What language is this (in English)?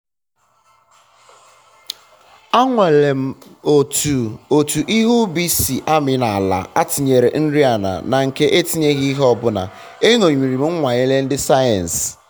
Igbo